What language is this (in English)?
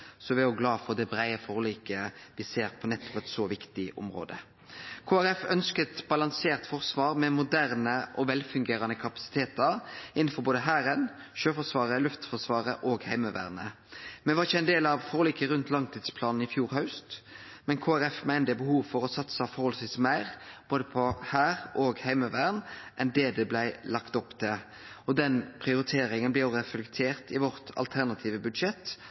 Norwegian Nynorsk